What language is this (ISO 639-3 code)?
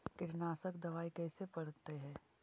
mag